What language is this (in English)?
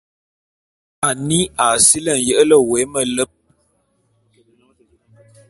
Bulu